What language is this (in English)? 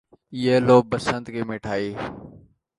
Urdu